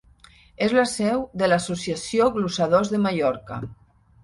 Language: Catalan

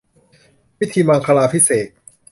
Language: Thai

